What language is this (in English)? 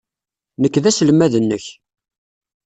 Kabyle